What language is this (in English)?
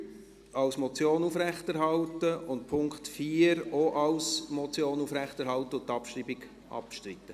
Swiss German